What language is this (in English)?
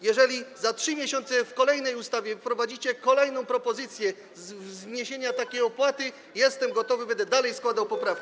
Polish